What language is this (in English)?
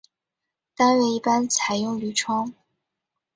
Chinese